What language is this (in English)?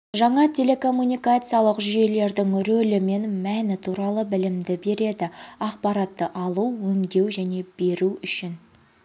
Kazakh